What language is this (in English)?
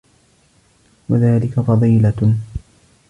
Arabic